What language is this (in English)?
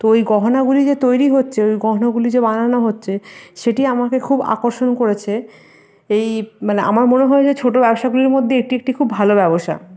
Bangla